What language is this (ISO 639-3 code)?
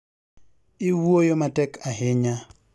luo